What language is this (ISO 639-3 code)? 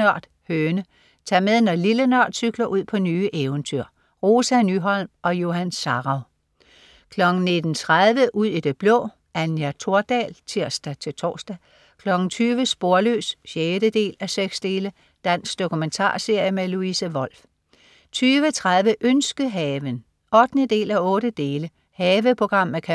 dan